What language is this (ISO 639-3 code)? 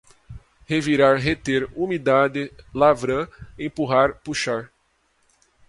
por